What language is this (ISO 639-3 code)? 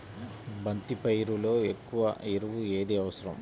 tel